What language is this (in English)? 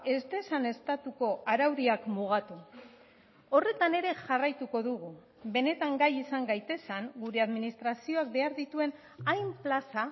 Basque